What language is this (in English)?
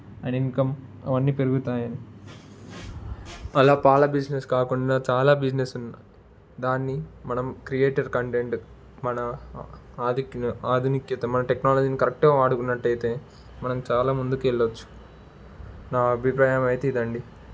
Telugu